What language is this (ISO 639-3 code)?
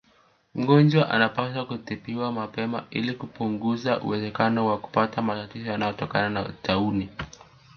swa